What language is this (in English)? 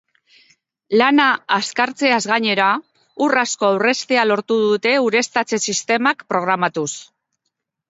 Basque